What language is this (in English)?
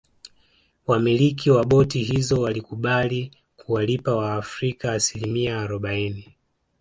Swahili